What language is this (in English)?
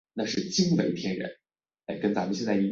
Chinese